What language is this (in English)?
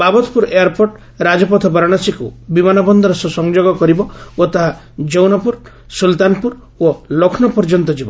Odia